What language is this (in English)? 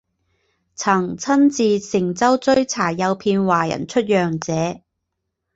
Chinese